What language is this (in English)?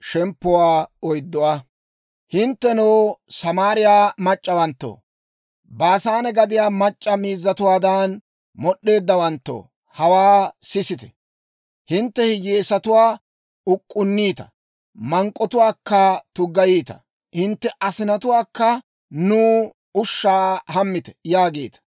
Dawro